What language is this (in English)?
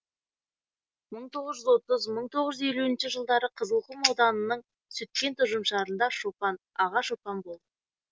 Kazakh